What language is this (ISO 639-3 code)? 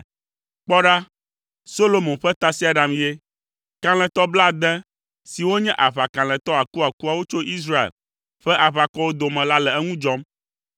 ewe